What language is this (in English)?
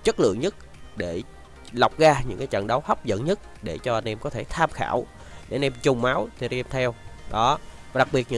Vietnamese